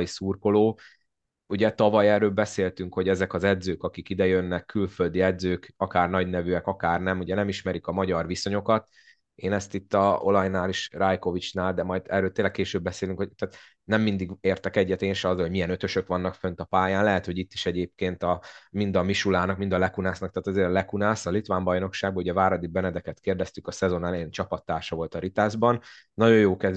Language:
Hungarian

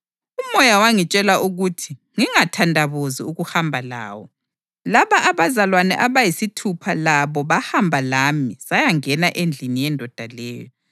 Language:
North Ndebele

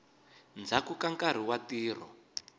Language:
Tsonga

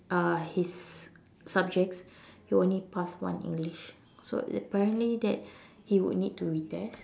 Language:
English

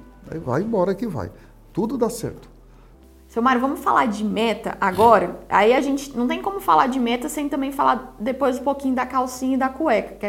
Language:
Portuguese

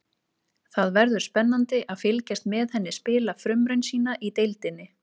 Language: Icelandic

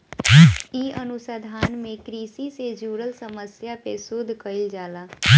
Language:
Bhojpuri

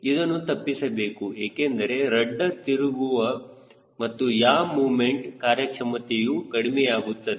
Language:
Kannada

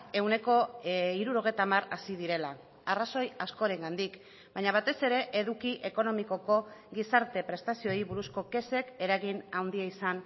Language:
Basque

